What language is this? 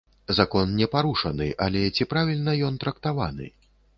Belarusian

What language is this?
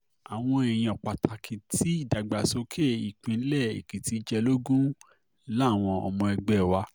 Yoruba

